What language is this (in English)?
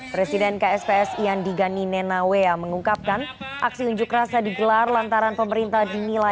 Indonesian